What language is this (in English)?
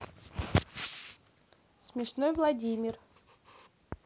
Russian